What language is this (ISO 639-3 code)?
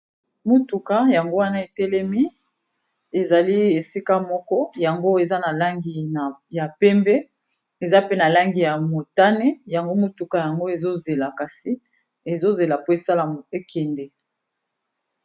lin